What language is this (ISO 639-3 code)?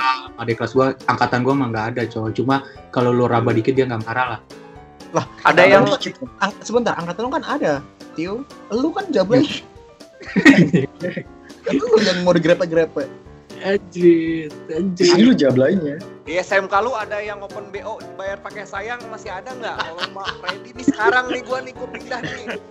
ind